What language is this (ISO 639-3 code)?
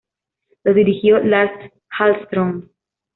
spa